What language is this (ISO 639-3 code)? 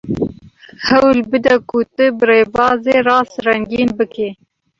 kur